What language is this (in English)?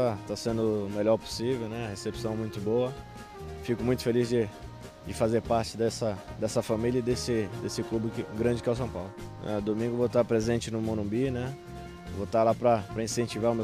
Portuguese